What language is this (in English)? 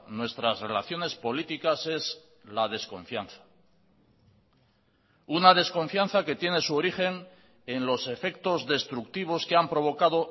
Spanish